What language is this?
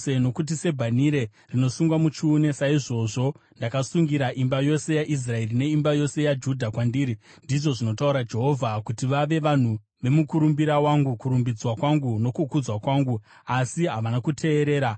Shona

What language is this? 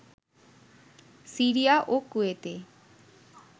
Bangla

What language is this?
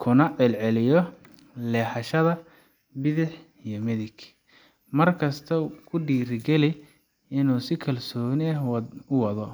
Somali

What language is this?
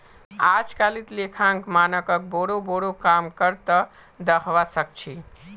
Magahi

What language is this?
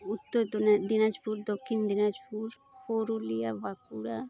Santali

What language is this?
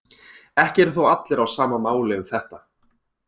Icelandic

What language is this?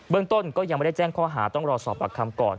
Thai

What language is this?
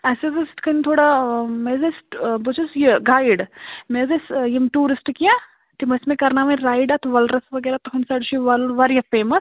Kashmiri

